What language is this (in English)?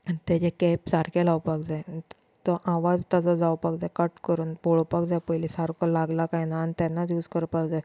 Konkani